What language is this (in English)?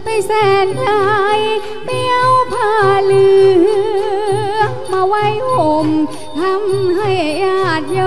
Thai